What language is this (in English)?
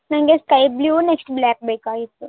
Kannada